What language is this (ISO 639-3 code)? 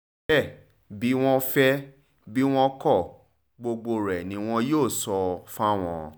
yor